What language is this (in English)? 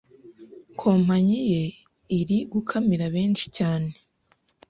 Kinyarwanda